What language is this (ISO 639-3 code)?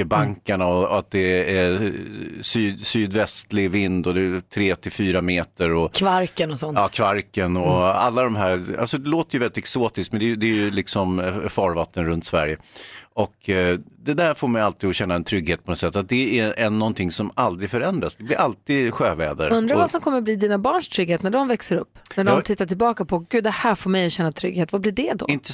swe